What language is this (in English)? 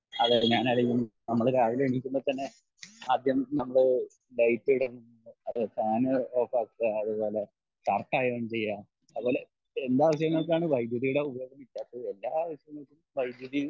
Malayalam